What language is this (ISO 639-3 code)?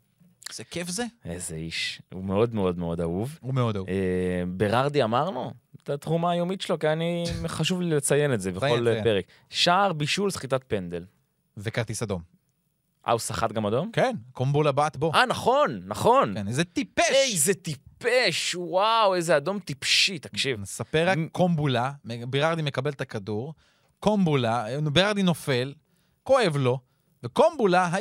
heb